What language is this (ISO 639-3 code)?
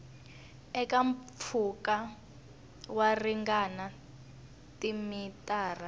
tso